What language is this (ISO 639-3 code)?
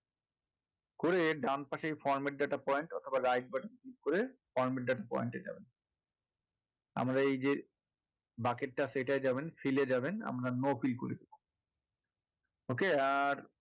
ben